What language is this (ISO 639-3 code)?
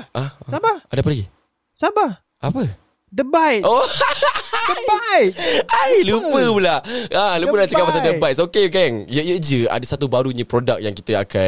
msa